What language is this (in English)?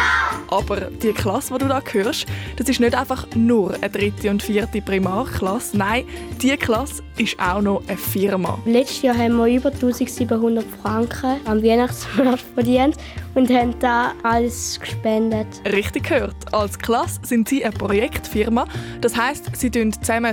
German